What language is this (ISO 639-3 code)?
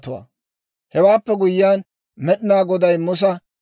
dwr